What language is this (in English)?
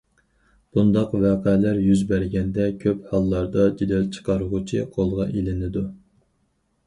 Uyghur